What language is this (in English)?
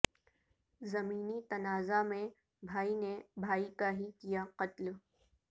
Urdu